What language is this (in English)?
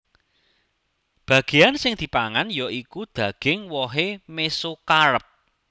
Javanese